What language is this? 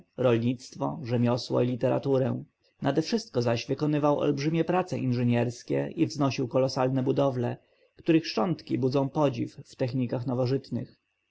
Polish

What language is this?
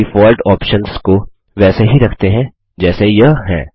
Hindi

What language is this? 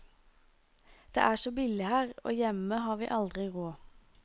Norwegian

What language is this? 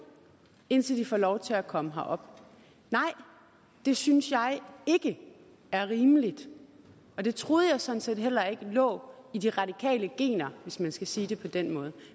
Danish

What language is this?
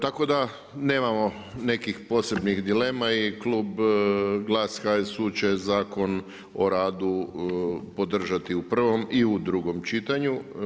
Croatian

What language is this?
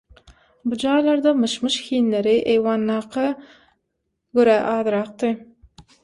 Turkmen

